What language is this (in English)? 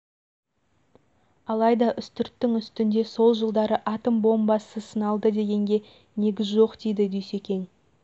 Kazakh